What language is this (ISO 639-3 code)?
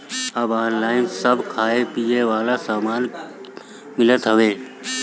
bho